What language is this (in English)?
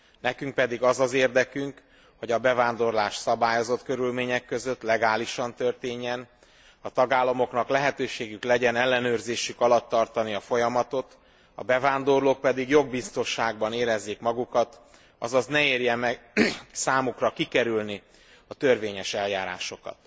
Hungarian